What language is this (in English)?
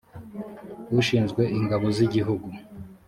Kinyarwanda